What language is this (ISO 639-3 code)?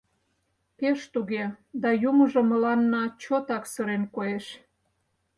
chm